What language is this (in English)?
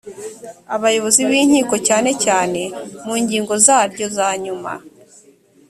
Kinyarwanda